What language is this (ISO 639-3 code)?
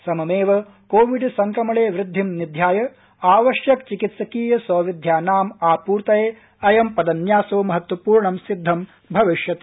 san